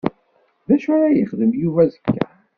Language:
Kabyle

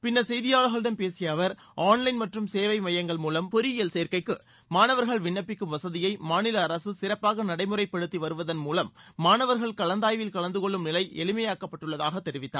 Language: Tamil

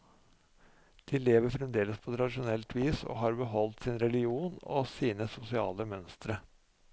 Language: Norwegian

